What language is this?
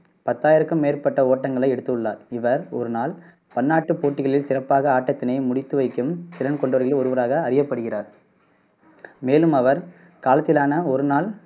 Tamil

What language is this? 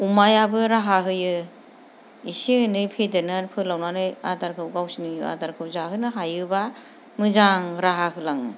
Bodo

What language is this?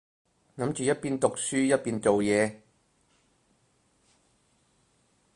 Cantonese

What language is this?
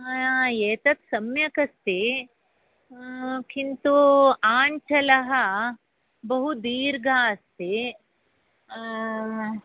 Sanskrit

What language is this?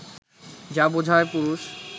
Bangla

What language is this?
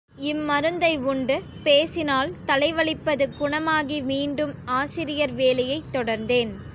Tamil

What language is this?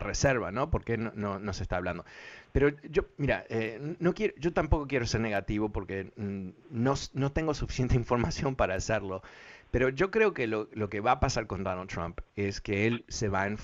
Spanish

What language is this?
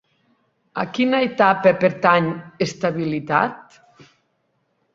Catalan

